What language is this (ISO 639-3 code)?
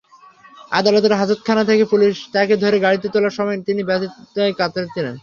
ben